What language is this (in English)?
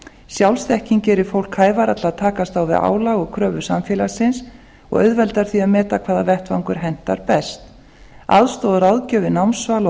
Icelandic